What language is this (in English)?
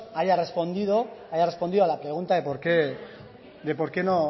Spanish